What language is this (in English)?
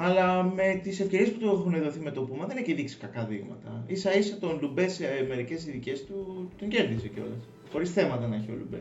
Greek